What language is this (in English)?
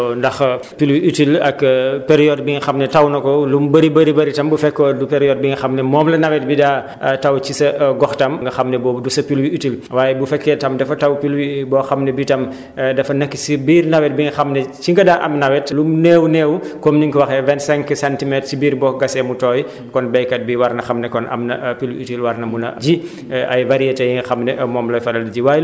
Wolof